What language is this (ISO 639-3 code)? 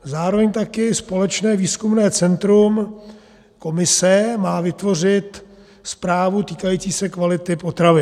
ces